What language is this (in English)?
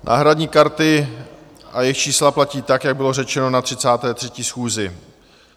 Czech